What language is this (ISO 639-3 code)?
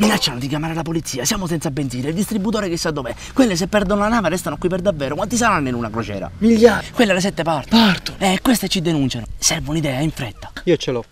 ita